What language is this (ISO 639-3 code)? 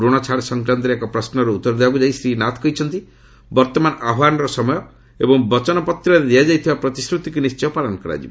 ori